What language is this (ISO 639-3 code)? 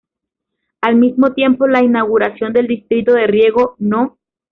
spa